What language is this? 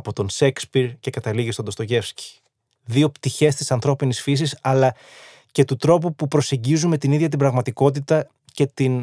Greek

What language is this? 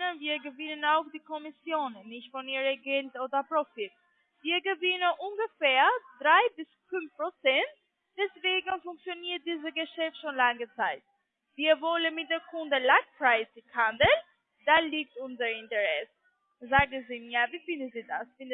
German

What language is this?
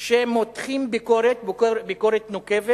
Hebrew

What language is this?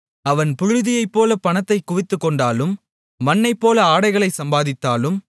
Tamil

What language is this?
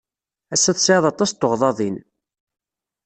Kabyle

